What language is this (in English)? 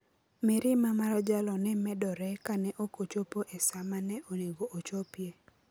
Luo (Kenya and Tanzania)